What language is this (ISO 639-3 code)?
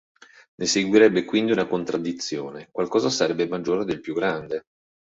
ita